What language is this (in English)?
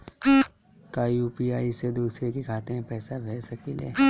Bhojpuri